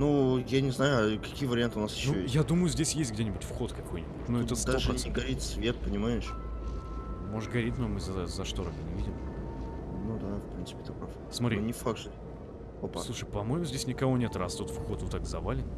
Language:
Russian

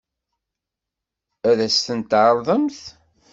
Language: Kabyle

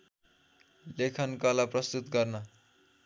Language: Nepali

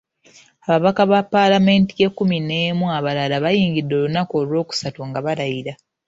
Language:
Ganda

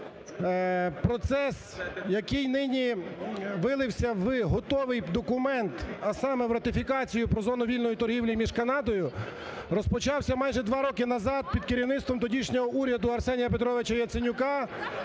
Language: Ukrainian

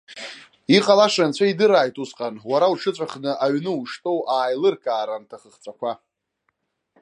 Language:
Abkhazian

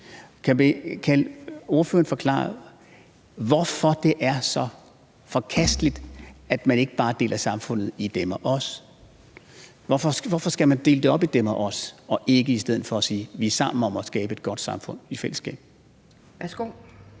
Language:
Danish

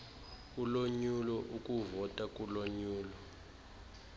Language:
Xhosa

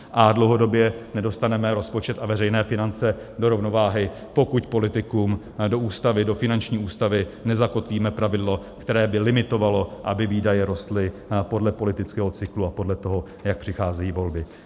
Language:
Czech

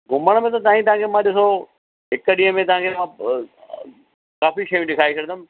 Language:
Sindhi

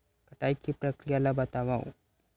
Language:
Chhattisgarhi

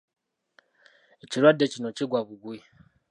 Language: Ganda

